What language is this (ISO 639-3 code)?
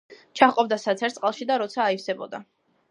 kat